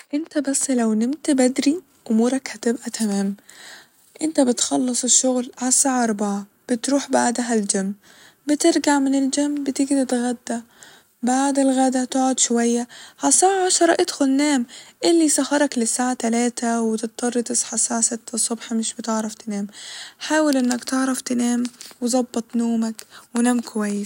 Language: Egyptian Arabic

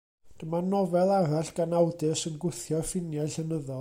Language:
Welsh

